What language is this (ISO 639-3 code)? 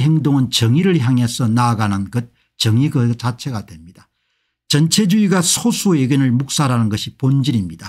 kor